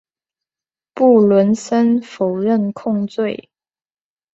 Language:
Chinese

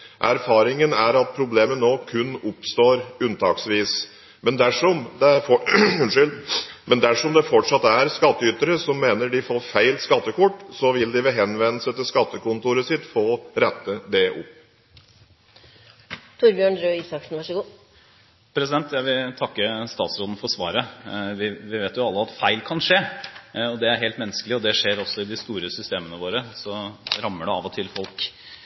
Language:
Norwegian Bokmål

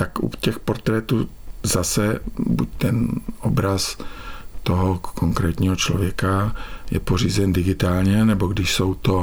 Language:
Czech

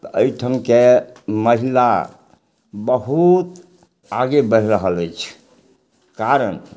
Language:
Maithili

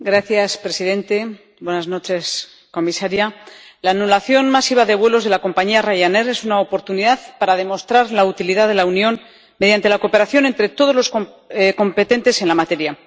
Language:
Spanish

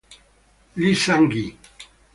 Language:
Italian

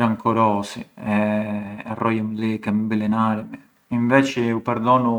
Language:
Arbëreshë Albanian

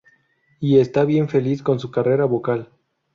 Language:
Spanish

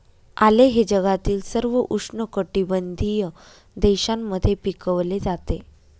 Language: Marathi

